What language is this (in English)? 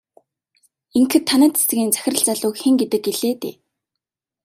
Mongolian